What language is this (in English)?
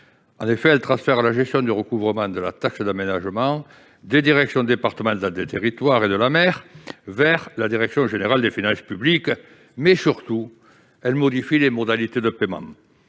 French